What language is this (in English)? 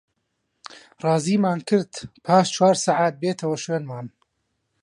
Central Kurdish